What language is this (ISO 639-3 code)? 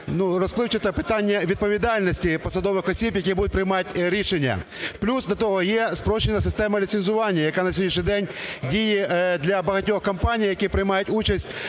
ukr